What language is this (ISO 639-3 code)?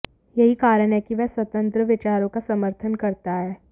hin